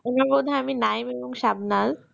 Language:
Bangla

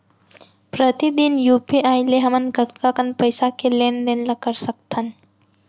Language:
Chhattisgarhi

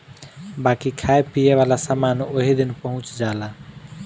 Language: Bhojpuri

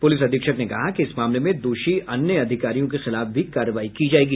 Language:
Hindi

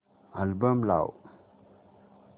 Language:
Marathi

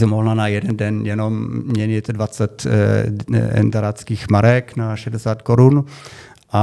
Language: Czech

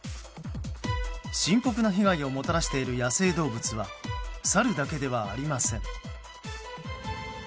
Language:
Japanese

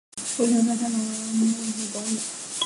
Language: Chinese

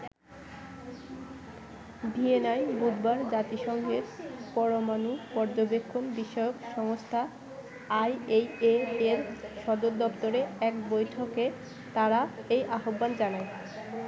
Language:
Bangla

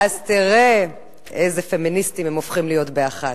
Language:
Hebrew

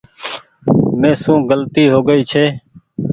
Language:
Goaria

